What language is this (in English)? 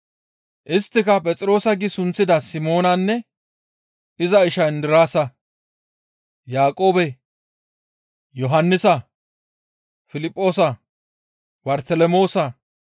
Gamo